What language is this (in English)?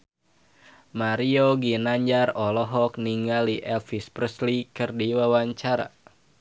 Sundanese